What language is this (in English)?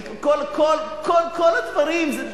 Hebrew